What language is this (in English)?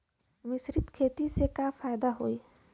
Bhojpuri